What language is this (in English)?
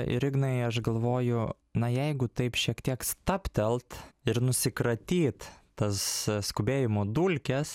Lithuanian